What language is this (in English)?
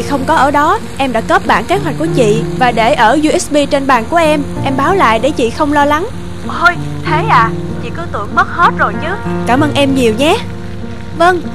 Vietnamese